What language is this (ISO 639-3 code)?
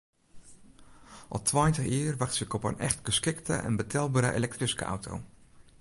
fry